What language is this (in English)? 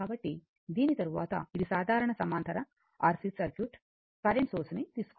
Telugu